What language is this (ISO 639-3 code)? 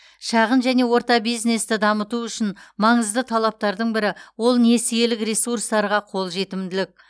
kaz